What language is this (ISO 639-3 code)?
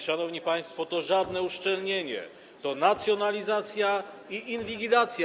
pol